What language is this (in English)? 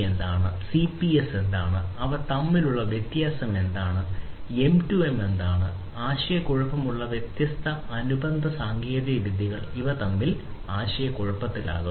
Malayalam